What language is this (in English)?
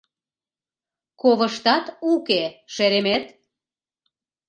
Mari